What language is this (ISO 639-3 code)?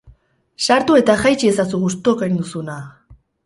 eus